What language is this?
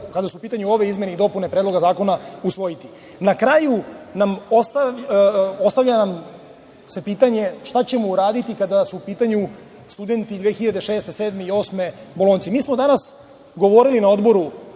Serbian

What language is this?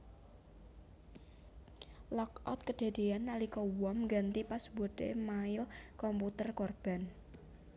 Javanese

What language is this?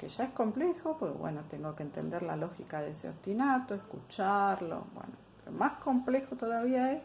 Spanish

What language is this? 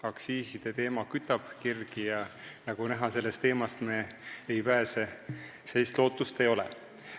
Estonian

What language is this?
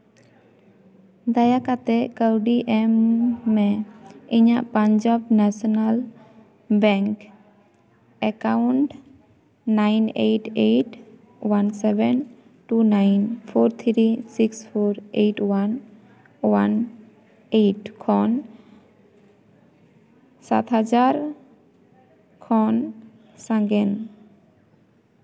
Santali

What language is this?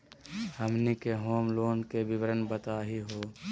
Magahi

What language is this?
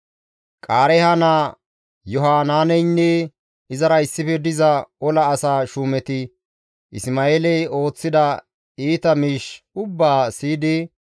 Gamo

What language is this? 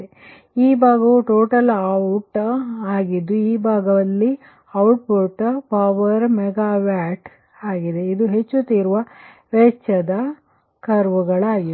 Kannada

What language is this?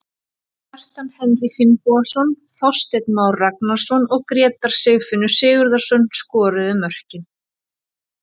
Icelandic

